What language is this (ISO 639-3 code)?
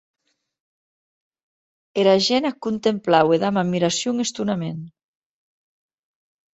oci